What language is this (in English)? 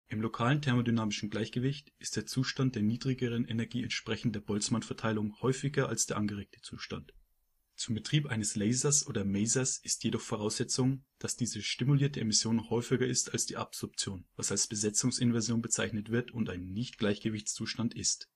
German